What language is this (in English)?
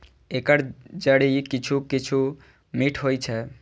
Maithili